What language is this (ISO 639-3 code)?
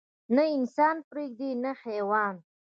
pus